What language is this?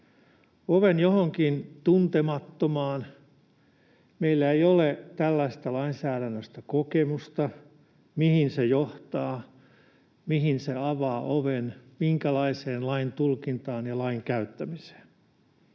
Finnish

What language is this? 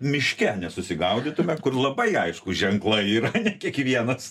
Lithuanian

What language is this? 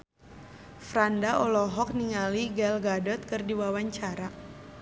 Sundanese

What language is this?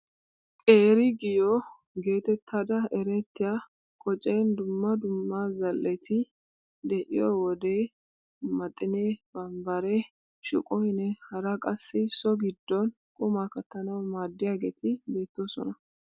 Wolaytta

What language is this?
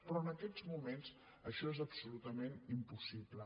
Catalan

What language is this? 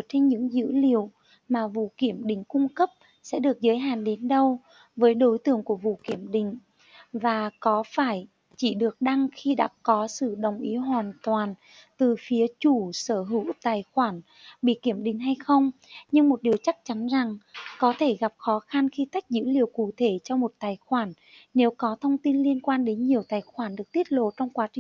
Vietnamese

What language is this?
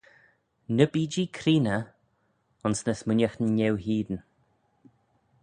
Manx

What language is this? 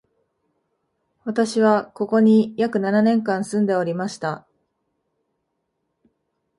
Japanese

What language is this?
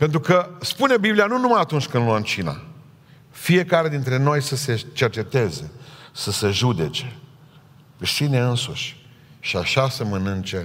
Romanian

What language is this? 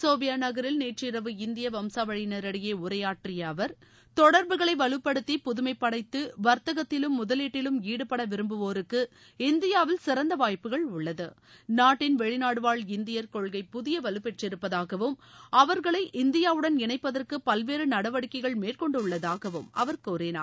Tamil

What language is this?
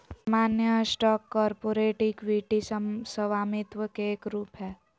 Magahi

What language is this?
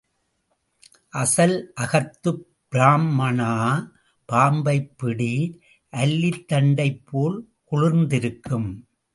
Tamil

